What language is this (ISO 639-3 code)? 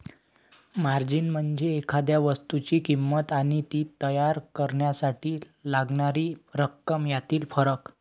mar